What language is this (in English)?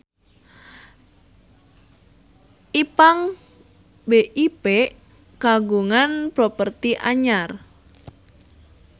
Sundanese